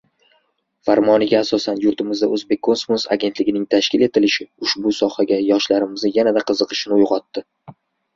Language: Uzbek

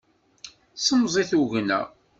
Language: Kabyle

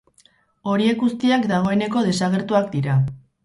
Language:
Basque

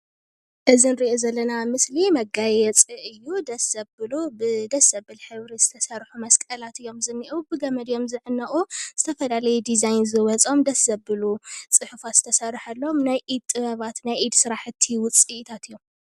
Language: Tigrinya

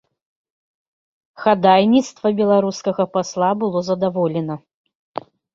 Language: Belarusian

